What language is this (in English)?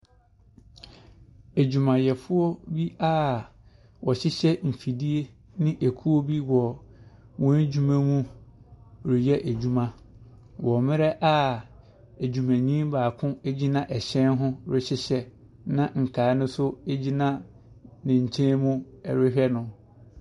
Akan